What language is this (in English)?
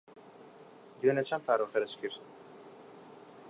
Central Kurdish